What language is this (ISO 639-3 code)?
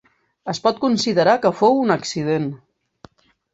cat